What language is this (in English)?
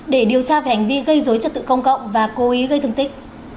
Vietnamese